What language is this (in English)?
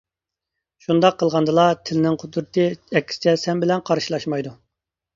Uyghur